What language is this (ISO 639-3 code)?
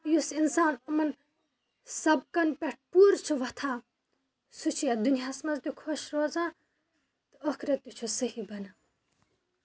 kas